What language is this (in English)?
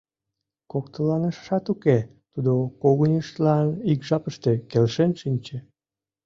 Mari